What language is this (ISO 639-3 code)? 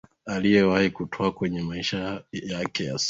swa